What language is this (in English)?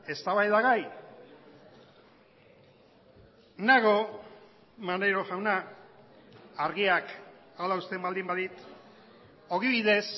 Basque